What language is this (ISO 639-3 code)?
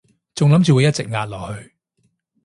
yue